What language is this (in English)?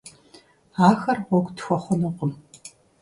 Kabardian